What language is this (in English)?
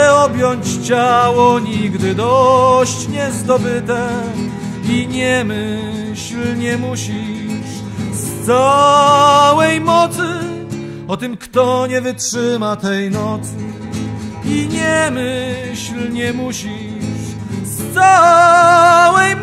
Polish